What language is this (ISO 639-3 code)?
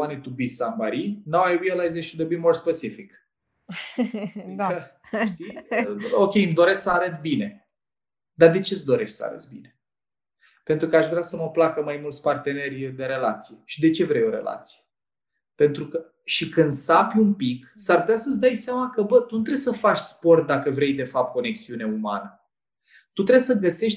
ron